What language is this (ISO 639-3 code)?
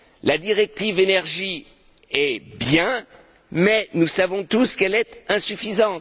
fra